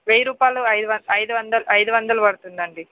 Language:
Telugu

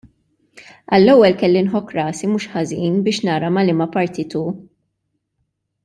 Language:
Maltese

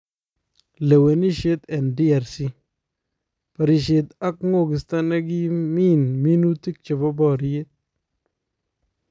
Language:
Kalenjin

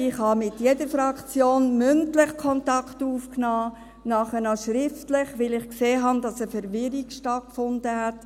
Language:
Swiss German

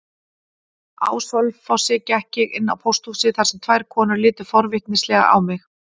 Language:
Icelandic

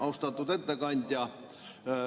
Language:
Estonian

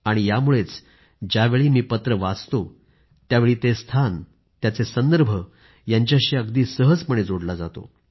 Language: Marathi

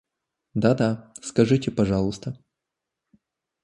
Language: Russian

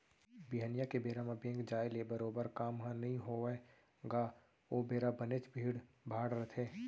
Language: Chhattisgarhi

